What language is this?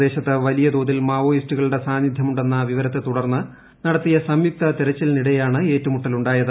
Malayalam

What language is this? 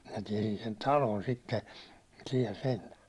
Finnish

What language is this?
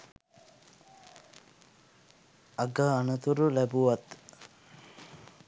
Sinhala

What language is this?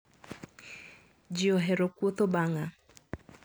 Luo (Kenya and Tanzania)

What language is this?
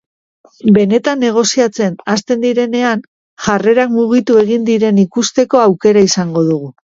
Basque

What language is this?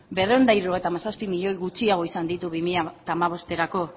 Basque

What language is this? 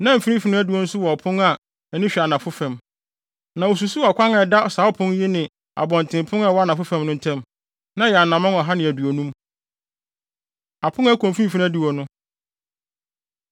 Akan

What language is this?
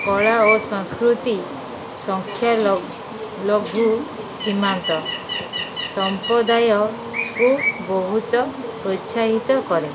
Odia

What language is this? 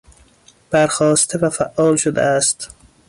Persian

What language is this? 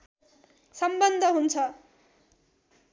Nepali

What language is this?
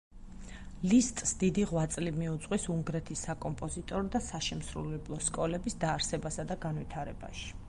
Georgian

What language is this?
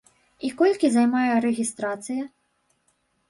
Belarusian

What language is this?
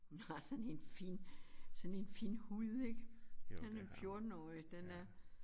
Danish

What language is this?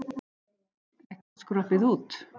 Icelandic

